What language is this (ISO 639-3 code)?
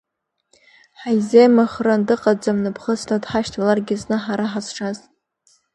abk